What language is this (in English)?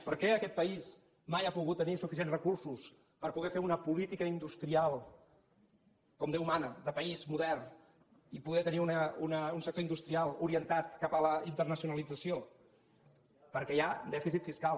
Catalan